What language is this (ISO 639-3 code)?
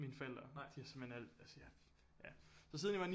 dan